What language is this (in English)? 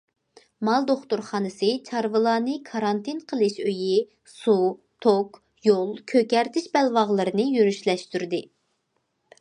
Uyghur